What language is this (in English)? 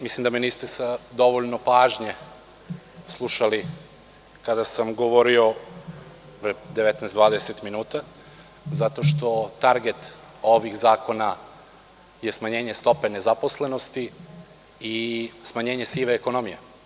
Serbian